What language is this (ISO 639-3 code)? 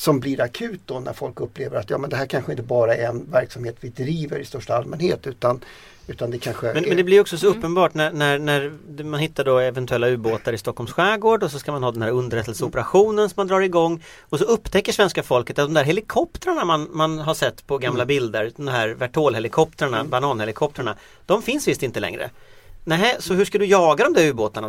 swe